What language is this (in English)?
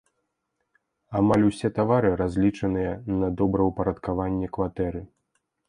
Belarusian